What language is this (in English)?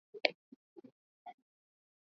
Swahili